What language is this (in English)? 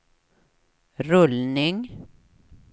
Swedish